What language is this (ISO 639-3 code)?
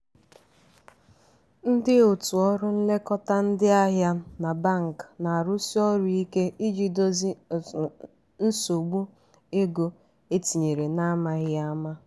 ibo